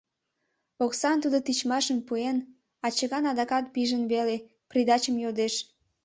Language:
Mari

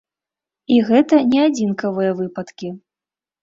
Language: Belarusian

